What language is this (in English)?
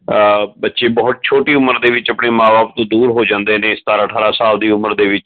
Punjabi